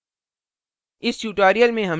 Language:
Hindi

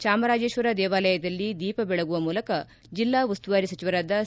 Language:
Kannada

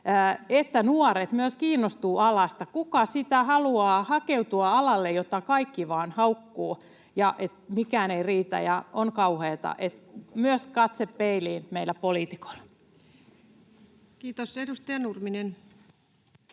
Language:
Finnish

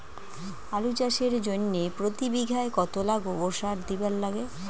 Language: Bangla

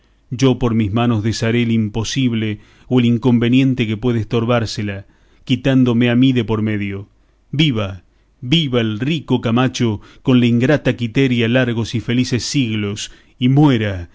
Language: Spanish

